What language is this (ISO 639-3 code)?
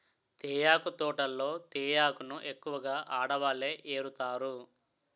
tel